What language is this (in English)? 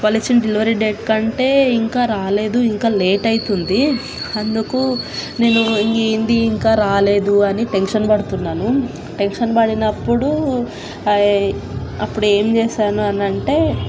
Telugu